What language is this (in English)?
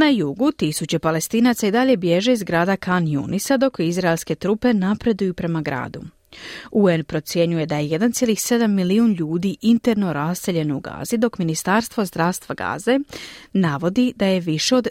Croatian